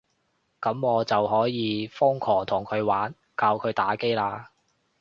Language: Cantonese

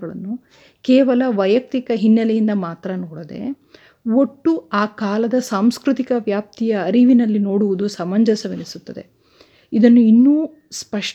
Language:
Kannada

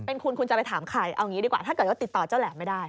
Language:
Thai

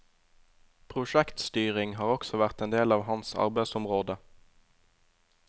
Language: Norwegian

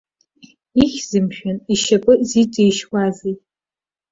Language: Abkhazian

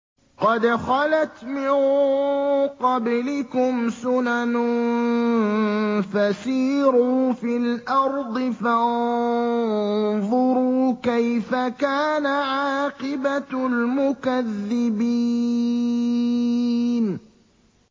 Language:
Arabic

